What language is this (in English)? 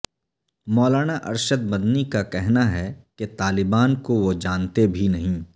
Urdu